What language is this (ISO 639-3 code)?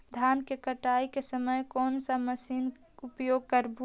mag